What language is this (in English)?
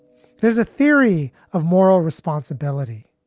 English